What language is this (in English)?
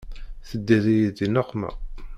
Kabyle